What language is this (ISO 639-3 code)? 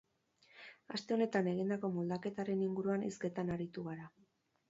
eus